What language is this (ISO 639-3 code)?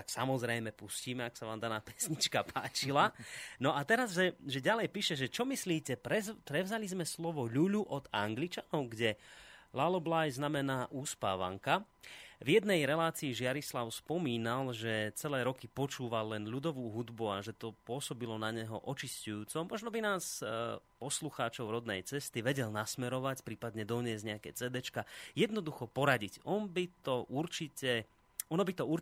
slk